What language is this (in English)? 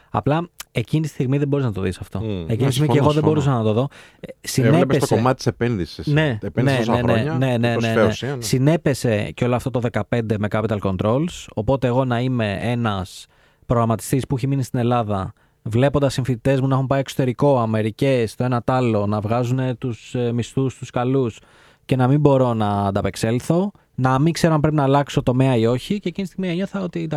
Greek